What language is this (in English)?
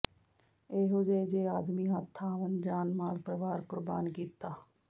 Punjabi